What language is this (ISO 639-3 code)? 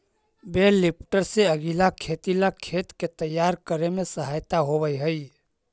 mag